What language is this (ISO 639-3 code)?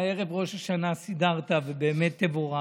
heb